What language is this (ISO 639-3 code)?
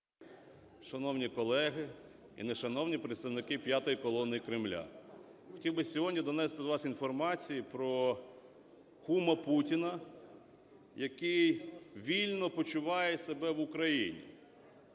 ukr